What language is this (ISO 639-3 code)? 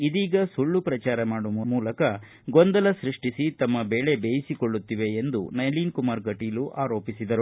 kan